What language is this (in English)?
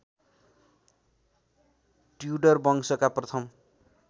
Nepali